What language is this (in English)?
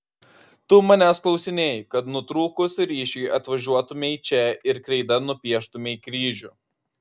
Lithuanian